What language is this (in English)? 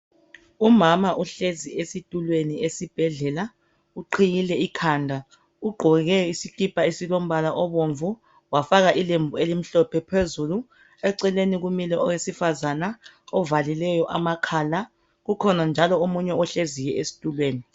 North Ndebele